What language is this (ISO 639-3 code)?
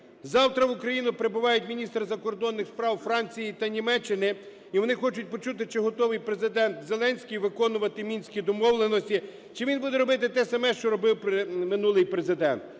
ukr